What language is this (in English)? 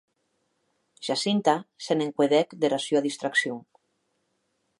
Occitan